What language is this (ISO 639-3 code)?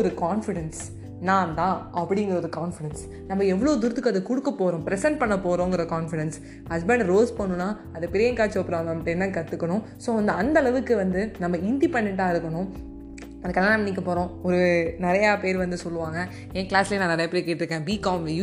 tam